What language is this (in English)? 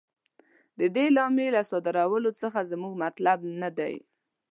Pashto